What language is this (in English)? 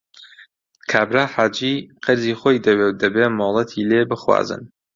Central Kurdish